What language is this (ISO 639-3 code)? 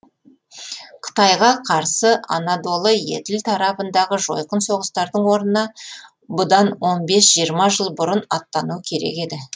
kaz